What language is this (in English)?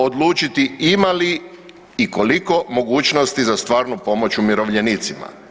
Croatian